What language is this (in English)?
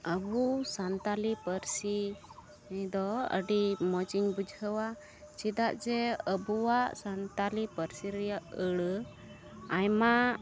Santali